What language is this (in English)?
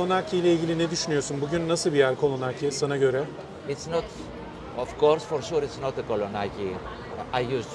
Turkish